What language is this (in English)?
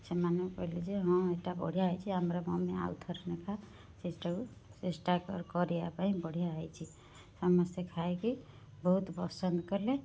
Odia